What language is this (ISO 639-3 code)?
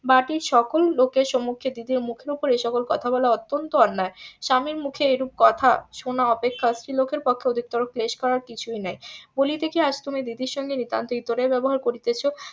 ben